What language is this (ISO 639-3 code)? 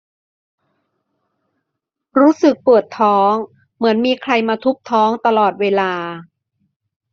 tha